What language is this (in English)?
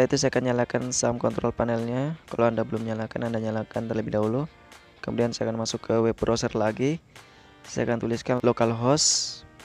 Indonesian